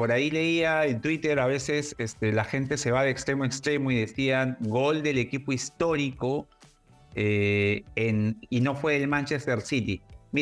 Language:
Spanish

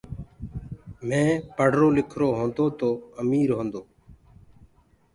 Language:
Gurgula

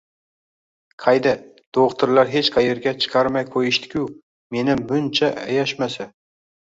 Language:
Uzbek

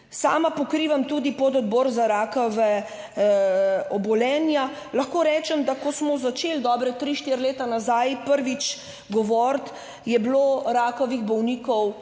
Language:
Slovenian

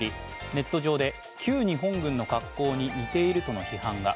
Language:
Japanese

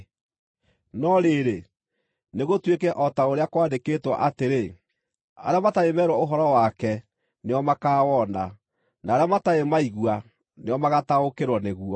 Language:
Kikuyu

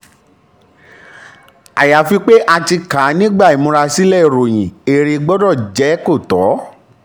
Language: Yoruba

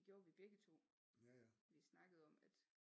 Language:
Danish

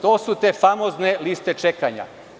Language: Serbian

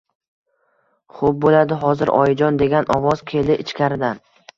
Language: Uzbek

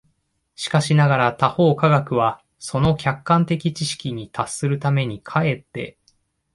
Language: Japanese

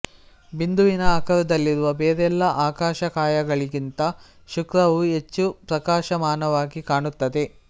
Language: Kannada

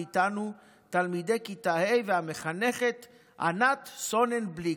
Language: Hebrew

